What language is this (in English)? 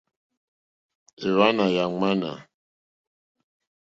Mokpwe